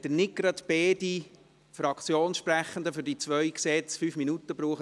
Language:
Swiss German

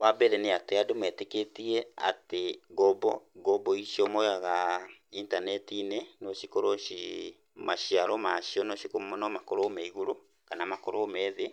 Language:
Kikuyu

